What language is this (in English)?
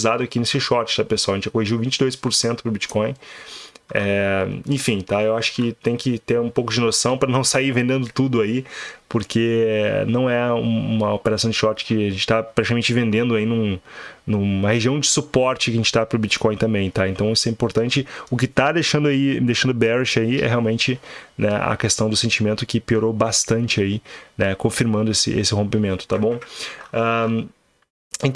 Portuguese